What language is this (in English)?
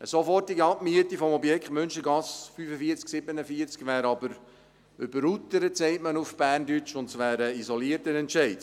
Swiss German